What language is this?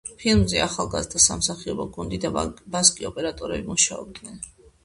Georgian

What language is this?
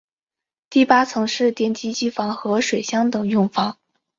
Chinese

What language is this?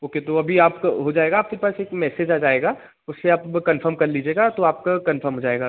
Hindi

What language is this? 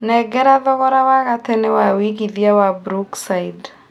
Kikuyu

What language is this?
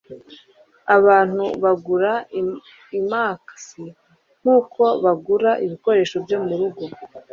Kinyarwanda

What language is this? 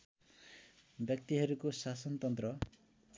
Nepali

